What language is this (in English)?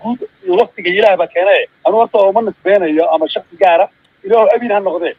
Arabic